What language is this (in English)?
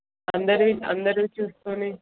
Telugu